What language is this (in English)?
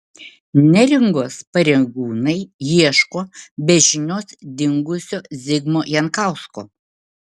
Lithuanian